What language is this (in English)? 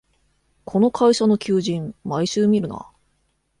Japanese